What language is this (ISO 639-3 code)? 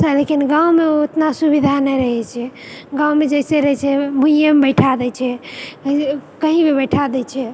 mai